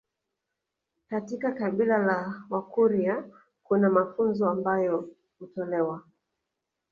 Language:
Swahili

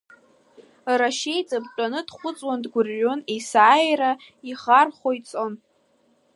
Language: Abkhazian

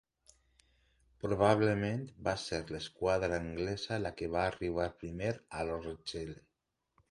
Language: Catalan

